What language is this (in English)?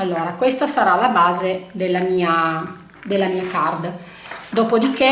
Italian